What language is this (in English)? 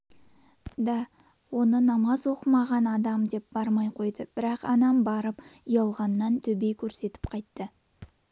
Kazakh